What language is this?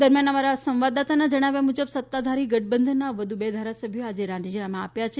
Gujarati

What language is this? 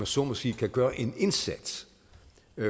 Danish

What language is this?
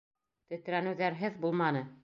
Bashkir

